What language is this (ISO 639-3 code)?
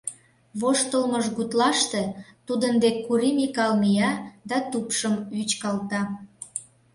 chm